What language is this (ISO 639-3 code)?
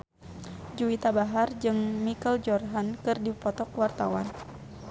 sun